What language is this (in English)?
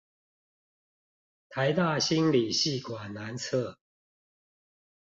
Chinese